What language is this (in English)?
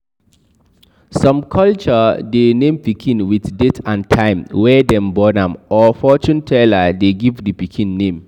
Nigerian Pidgin